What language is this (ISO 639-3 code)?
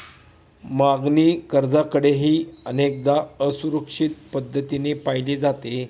mar